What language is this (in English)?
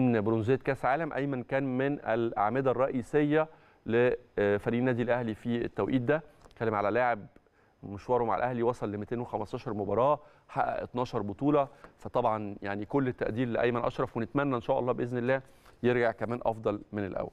Arabic